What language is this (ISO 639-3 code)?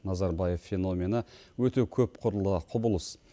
kaz